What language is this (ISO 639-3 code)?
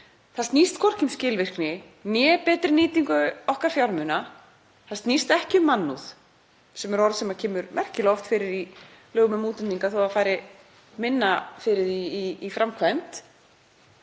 isl